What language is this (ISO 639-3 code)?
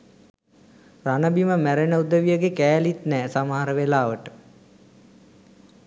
sin